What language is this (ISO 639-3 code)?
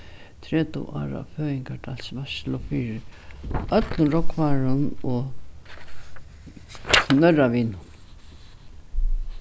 fao